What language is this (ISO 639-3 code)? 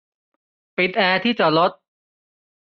tha